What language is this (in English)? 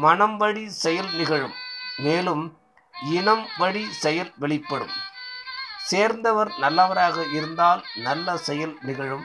Tamil